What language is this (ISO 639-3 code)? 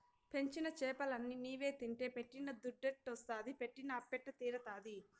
tel